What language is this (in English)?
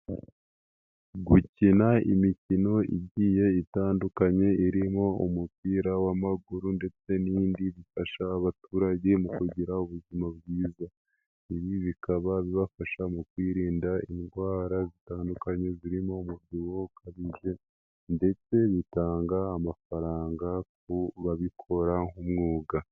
Kinyarwanda